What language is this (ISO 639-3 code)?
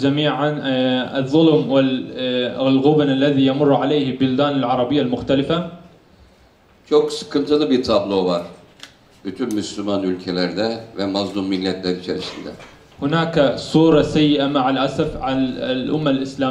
tur